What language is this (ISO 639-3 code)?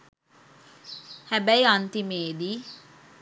sin